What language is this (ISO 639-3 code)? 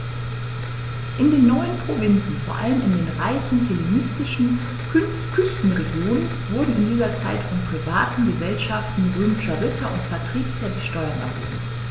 deu